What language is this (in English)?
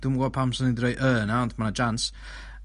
Welsh